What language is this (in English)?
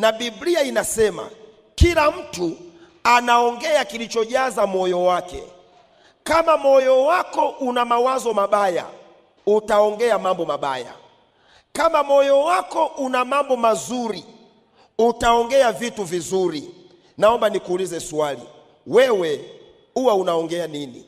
Swahili